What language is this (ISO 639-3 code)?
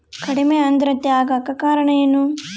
kan